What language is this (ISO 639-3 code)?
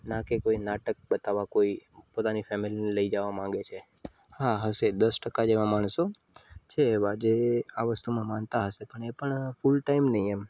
guj